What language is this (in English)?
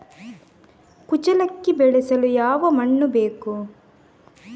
Kannada